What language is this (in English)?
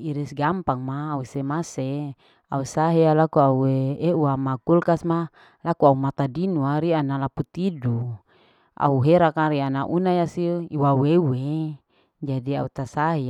Larike-Wakasihu